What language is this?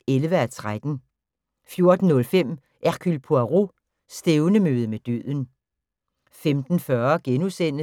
Danish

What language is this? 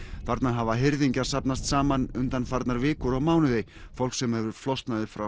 Icelandic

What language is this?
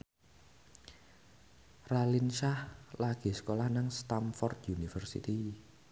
Javanese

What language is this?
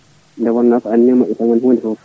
Fula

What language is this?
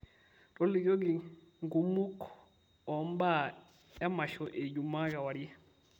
Masai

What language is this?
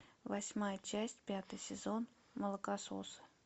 Russian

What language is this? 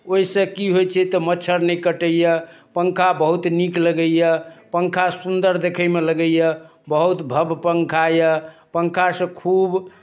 Maithili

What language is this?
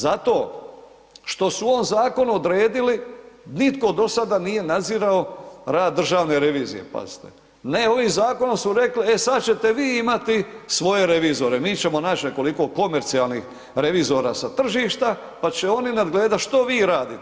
Croatian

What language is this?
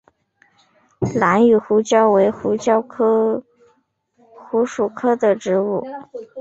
Chinese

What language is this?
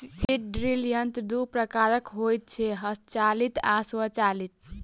Maithili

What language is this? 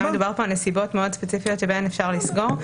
Hebrew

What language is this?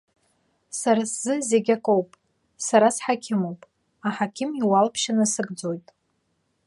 Abkhazian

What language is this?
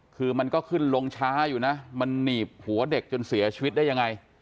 Thai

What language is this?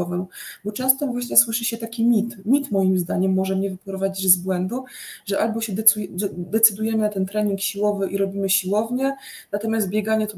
Polish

